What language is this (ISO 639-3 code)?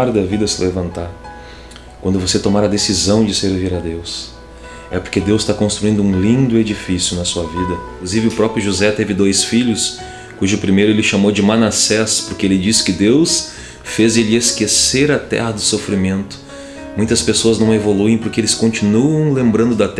por